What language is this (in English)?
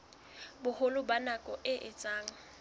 Southern Sotho